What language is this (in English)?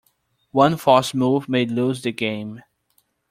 English